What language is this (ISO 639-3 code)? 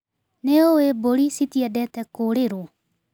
kik